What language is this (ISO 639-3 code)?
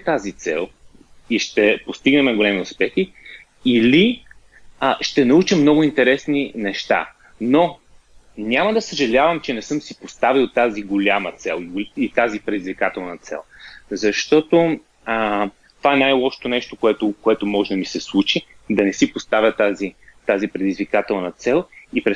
bul